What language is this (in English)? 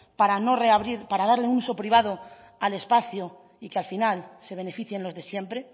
Spanish